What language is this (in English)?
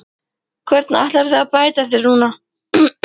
Icelandic